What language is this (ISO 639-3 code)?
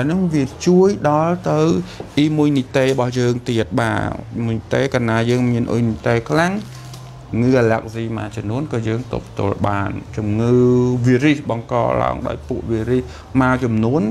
vie